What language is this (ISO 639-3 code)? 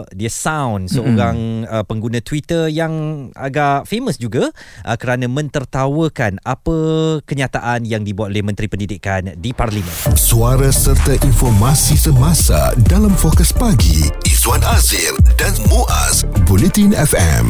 msa